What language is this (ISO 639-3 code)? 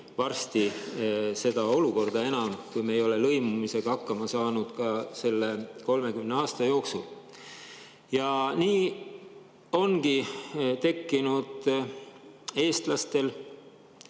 est